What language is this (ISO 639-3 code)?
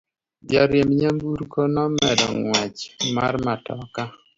luo